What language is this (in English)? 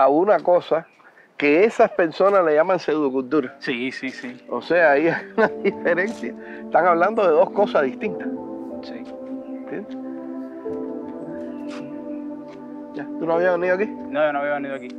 Spanish